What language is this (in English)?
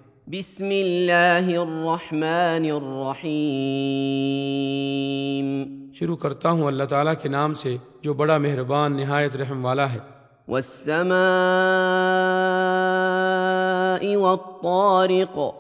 Urdu